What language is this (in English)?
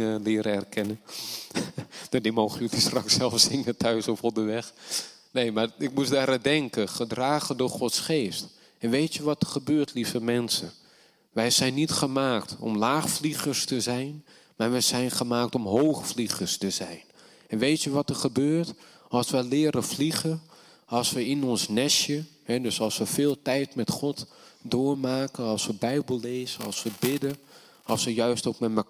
Dutch